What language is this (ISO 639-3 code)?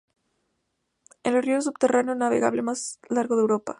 spa